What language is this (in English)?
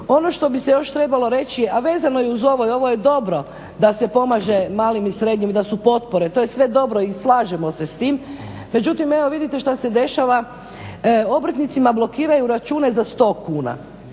Croatian